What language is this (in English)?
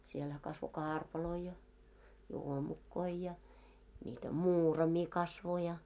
Finnish